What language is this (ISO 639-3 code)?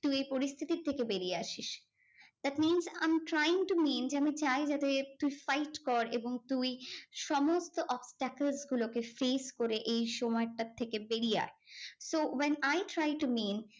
ben